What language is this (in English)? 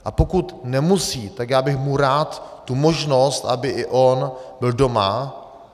Czech